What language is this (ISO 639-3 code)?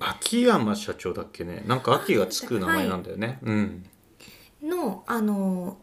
jpn